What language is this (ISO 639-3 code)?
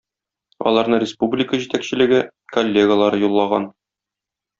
tat